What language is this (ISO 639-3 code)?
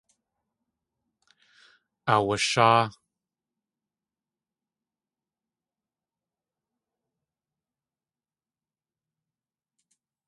tli